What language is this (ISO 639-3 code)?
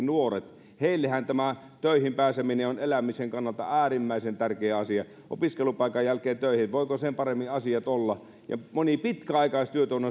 fin